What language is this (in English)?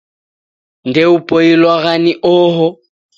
Taita